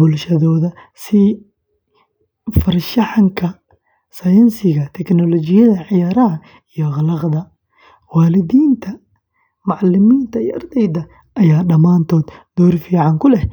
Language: Somali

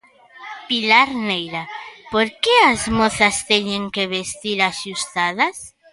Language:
Galician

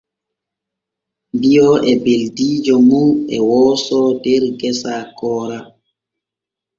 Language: Borgu Fulfulde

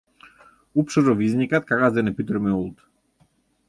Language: Mari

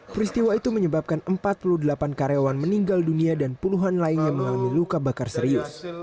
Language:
Indonesian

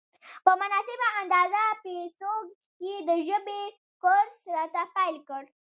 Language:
Pashto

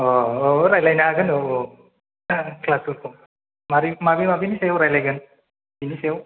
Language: Bodo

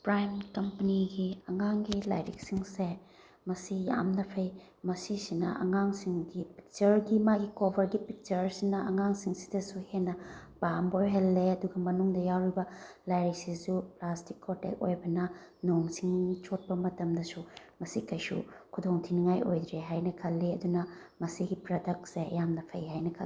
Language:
Manipuri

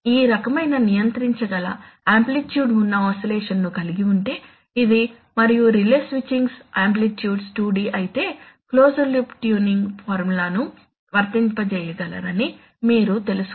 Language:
Telugu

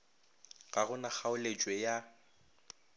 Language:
Northern Sotho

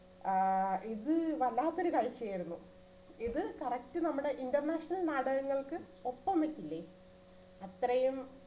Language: Malayalam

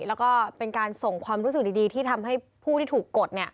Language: Thai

